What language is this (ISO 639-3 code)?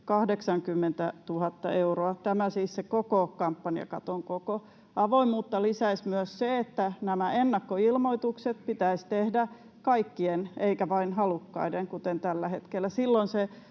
fin